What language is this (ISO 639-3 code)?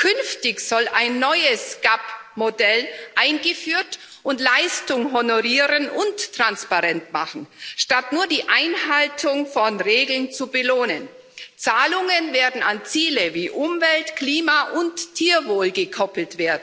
deu